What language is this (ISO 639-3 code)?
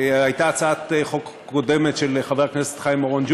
heb